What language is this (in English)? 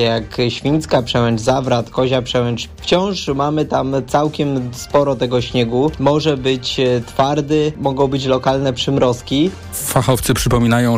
Polish